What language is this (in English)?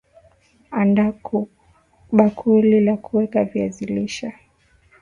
Swahili